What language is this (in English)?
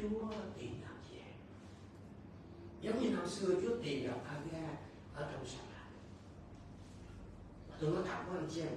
Vietnamese